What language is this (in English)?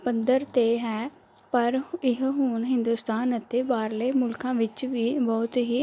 Punjabi